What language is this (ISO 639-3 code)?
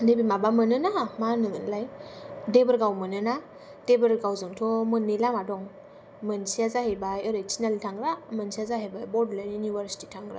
brx